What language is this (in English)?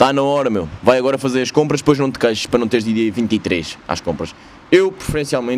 Portuguese